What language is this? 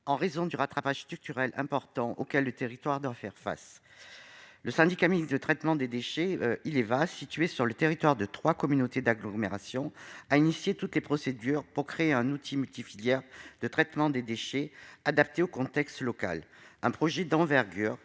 French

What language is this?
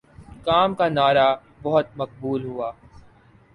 Urdu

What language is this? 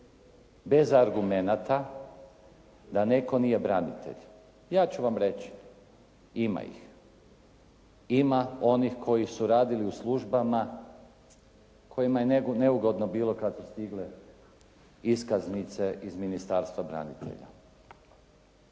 Croatian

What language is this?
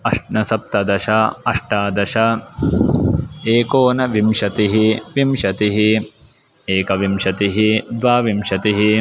Sanskrit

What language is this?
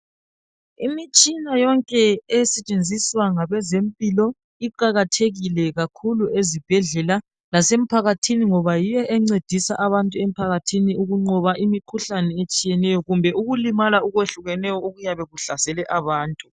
North Ndebele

